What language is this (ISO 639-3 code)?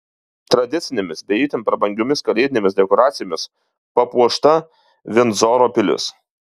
lit